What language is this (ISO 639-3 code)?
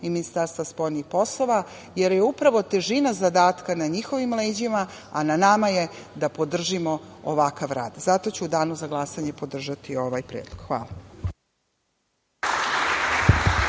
srp